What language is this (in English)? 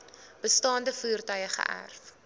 Afrikaans